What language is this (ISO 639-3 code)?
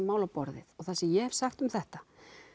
isl